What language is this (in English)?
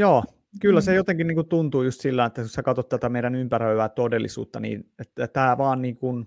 Finnish